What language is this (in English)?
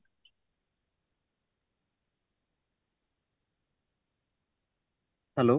Odia